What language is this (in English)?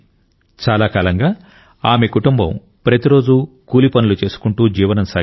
Telugu